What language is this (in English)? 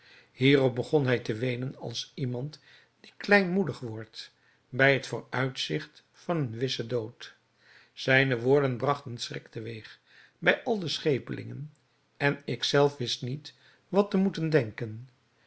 Dutch